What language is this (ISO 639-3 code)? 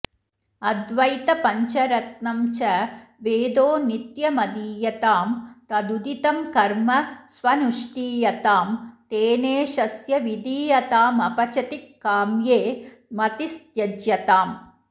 san